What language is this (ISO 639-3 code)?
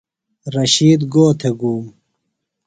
phl